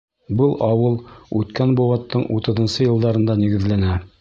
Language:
Bashkir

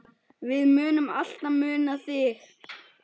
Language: Icelandic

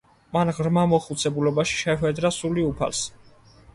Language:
Georgian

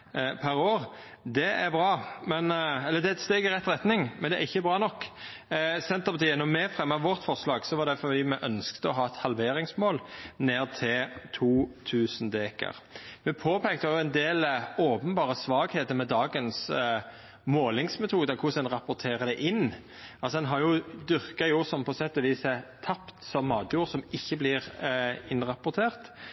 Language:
Norwegian Nynorsk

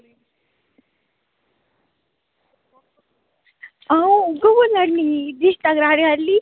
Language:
Dogri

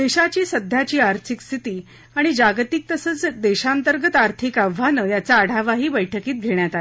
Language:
Marathi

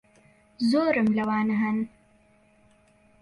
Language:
Central Kurdish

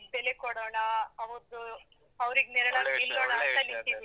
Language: Kannada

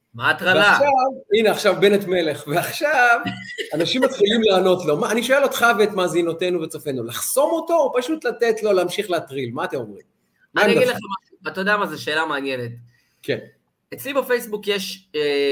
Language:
Hebrew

